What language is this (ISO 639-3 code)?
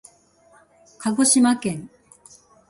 jpn